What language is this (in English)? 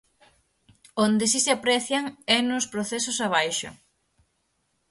Galician